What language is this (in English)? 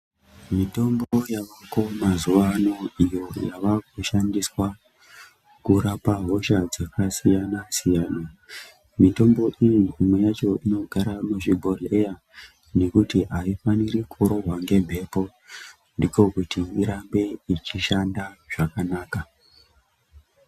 Ndau